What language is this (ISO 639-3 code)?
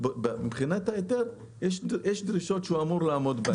heb